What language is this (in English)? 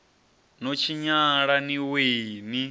Venda